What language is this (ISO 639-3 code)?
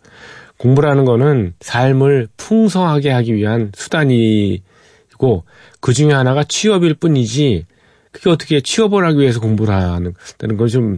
kor